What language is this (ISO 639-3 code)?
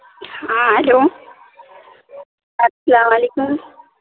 urd